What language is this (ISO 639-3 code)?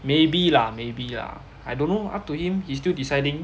eng